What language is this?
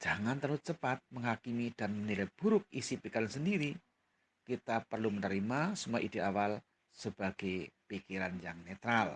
Indonesian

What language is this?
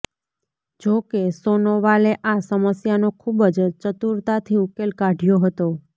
Gujarati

